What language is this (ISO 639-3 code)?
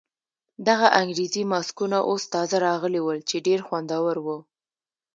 pus